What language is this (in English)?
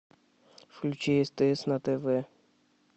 Russian